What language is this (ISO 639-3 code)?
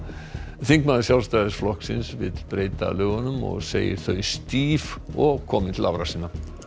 isl